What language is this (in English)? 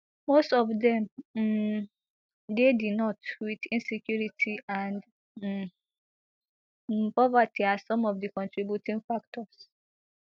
Nigerian Pidgin